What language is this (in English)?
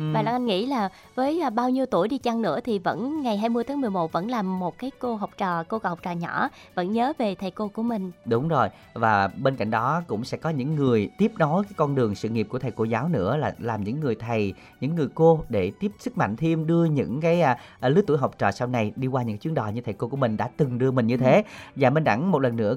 Vietnamese